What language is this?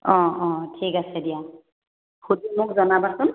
Assamese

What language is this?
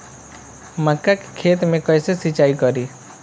Bhojpuri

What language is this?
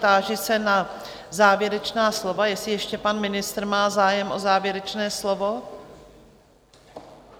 Czech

